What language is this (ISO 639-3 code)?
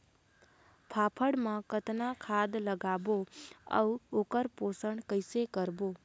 hne